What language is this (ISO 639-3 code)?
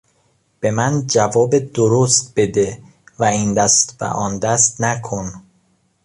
fas